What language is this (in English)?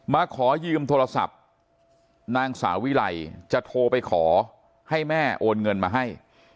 Thai